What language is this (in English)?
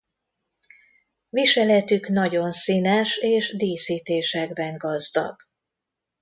Hungarian